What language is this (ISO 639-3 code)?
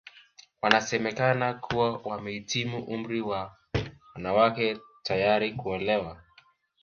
swa